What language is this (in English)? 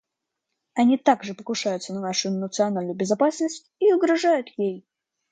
Russian